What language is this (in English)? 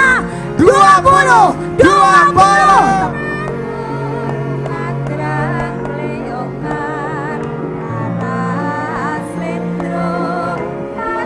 Indonesian